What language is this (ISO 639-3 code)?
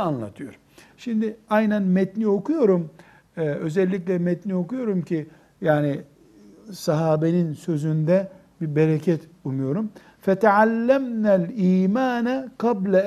tur